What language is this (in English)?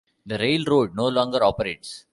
English